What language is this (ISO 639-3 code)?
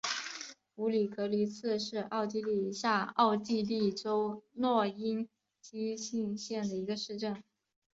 zho